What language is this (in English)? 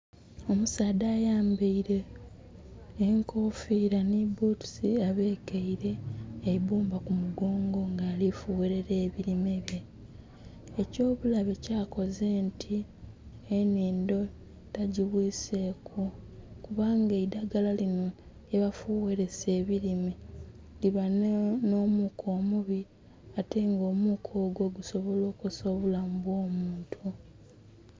Soga